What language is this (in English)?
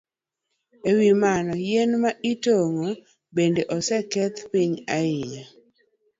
Luo (Kenya and Tanzania)